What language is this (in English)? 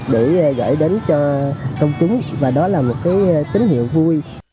Vietnamese